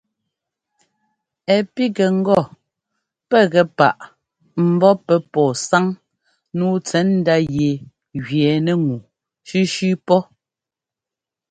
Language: Ngomba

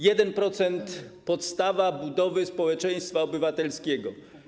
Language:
Polish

